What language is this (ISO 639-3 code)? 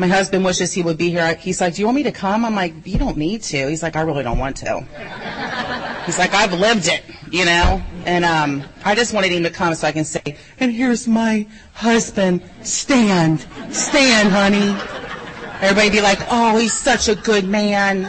eng